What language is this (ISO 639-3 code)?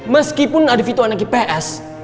ind